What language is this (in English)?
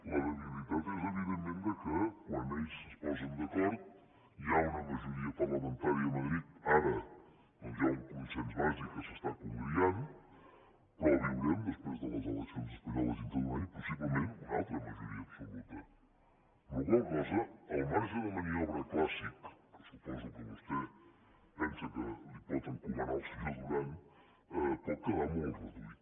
Catalan